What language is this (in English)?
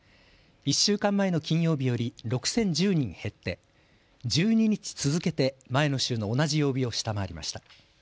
Japanese